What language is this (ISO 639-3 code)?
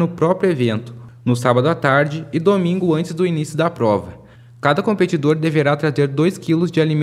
por